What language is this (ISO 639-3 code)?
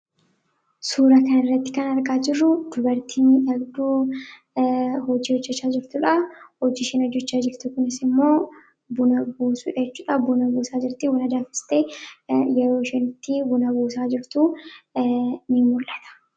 orm